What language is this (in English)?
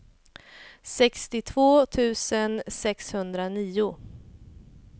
Swedish